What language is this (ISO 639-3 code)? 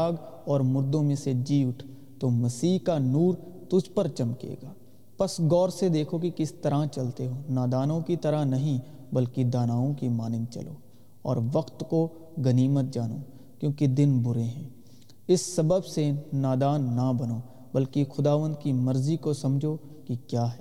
urd